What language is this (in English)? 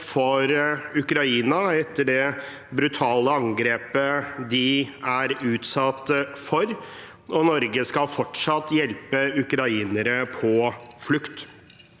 Norwegian